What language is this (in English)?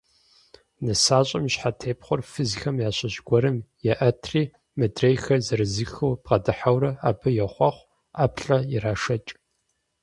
Kabardian